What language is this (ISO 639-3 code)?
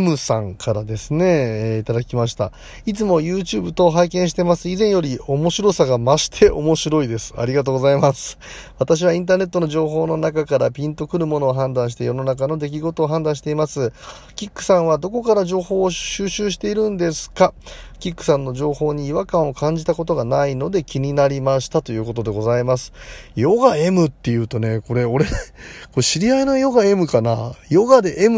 jpn